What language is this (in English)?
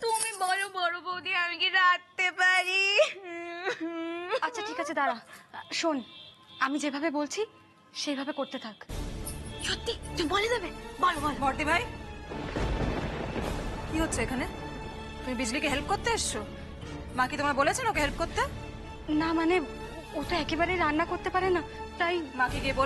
Hindi